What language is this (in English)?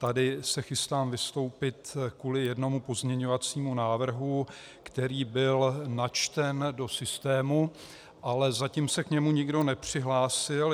Czech